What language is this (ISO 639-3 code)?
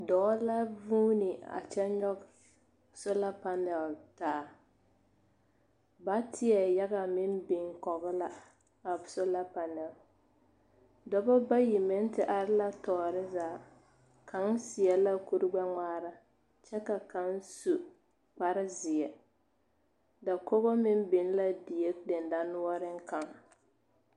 dga